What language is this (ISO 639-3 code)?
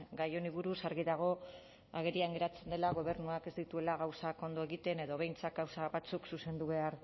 eus